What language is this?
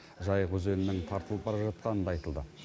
Kazakh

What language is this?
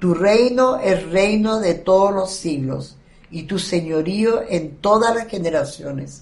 Spanish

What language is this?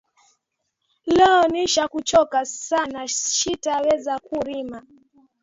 Swahili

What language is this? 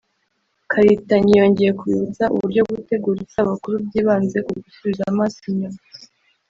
Kinyarwanda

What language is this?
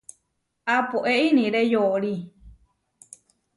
Huarijio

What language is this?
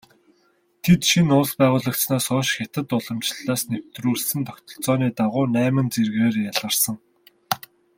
Mongolian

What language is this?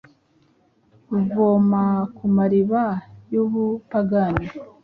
Kinyarwanda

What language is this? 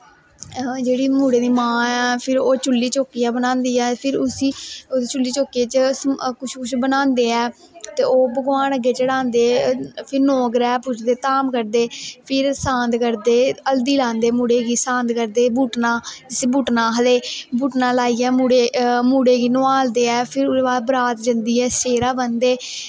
Dogri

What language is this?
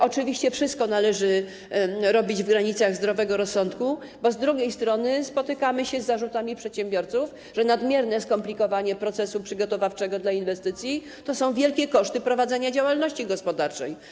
Polish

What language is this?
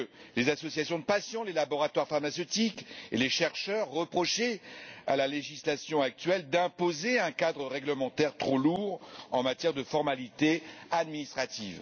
French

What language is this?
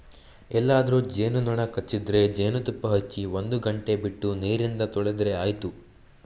Kannada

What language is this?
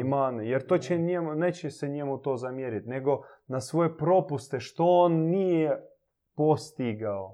Croatian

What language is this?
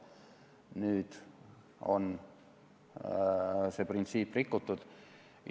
Estonian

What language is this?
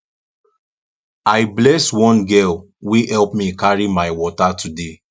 Nigerian Pidgin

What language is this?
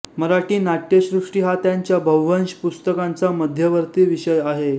Marathi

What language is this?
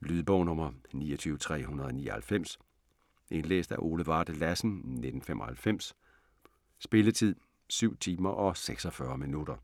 Danish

